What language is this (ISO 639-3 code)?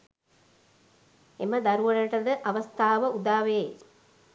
sin